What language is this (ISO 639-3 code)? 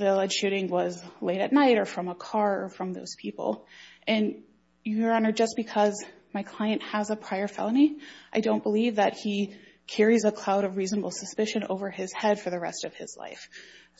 eng